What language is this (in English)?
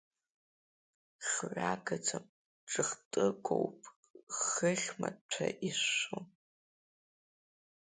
Abkhazian